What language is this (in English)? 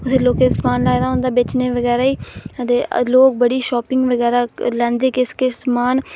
Dogri